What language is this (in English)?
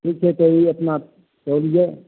Maithili